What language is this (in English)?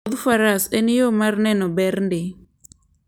Luo (Kenya and Tanzania)